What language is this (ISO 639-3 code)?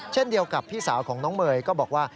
tha